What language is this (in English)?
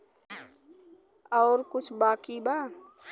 Bhojpuri